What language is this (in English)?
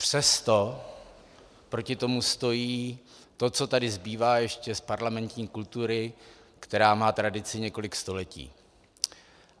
Czech